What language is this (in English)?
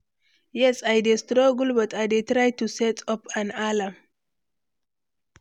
Nigerian Pidgin